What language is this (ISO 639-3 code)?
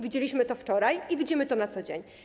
pol